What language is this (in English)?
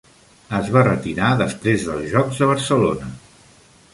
Catalan